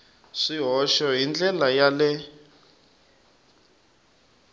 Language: Tsonga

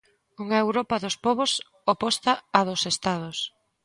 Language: Galician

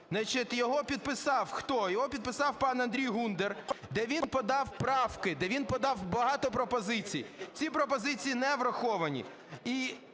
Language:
Ukrainian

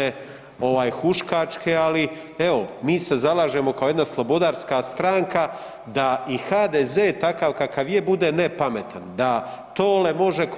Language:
Croatian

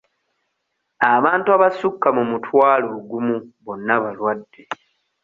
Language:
Ganda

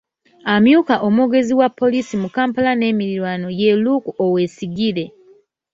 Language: Ganda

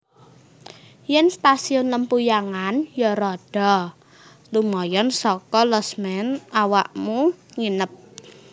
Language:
Javanese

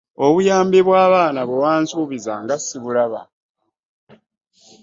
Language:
Ganda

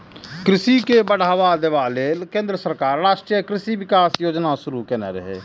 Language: Maithili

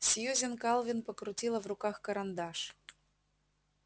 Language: Russian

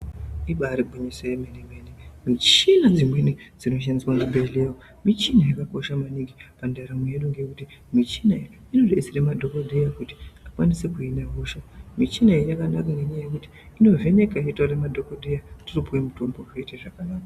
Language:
Ndau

